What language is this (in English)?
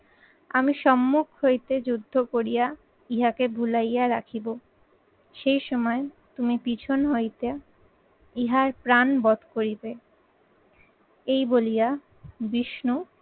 Bangla